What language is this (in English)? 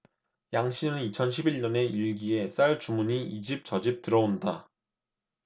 Korean